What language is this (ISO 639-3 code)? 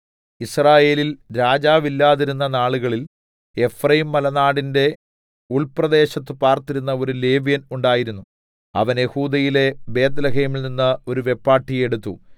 mal